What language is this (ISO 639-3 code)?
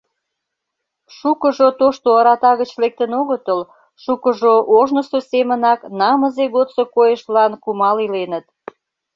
chm